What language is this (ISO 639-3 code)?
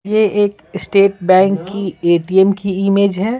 hin